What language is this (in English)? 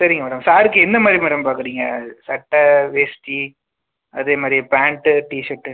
Tamil